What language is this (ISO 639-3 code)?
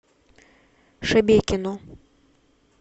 rus